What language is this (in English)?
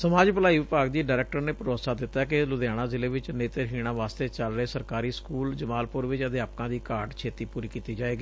Punjabi